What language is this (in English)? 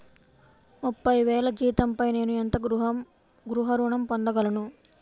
Telugu